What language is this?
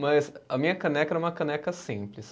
Portuguese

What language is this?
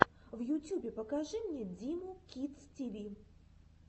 Russian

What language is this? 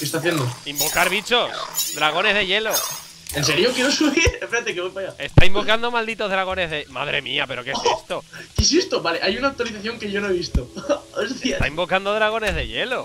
Spanish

